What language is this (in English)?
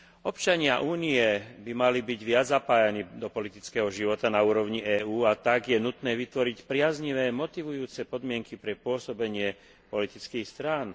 Slovak